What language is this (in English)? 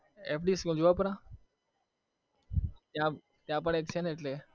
Gujarati